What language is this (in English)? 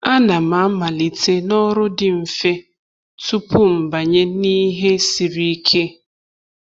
Igbo